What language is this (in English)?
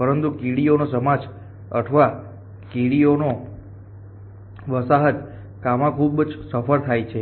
Gujarati